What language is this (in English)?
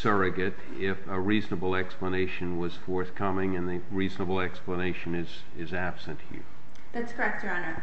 English